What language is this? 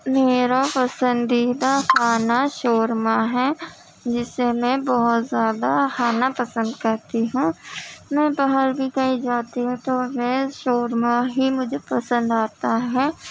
Urdu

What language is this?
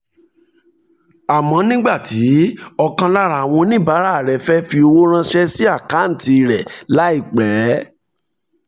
Yoruba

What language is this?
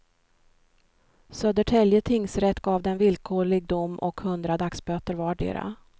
Swedish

